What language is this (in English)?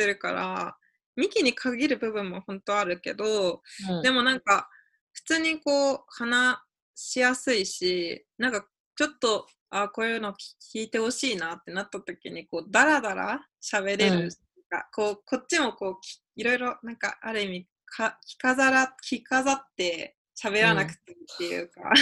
Japanese